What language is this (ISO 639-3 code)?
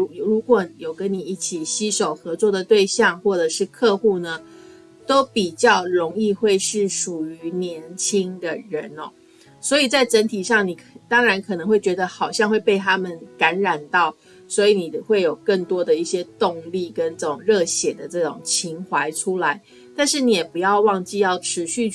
zho